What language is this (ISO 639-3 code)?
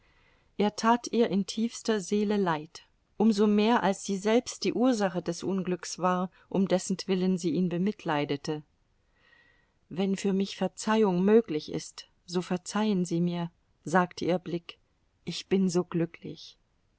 deu